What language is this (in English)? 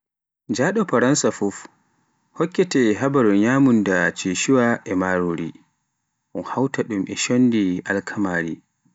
Pular